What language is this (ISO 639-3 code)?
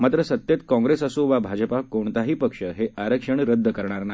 mar